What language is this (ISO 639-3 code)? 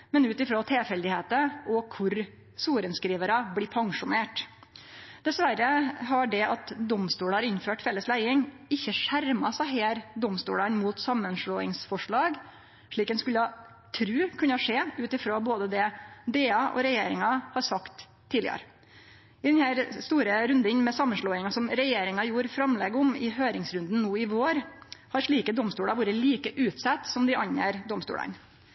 nno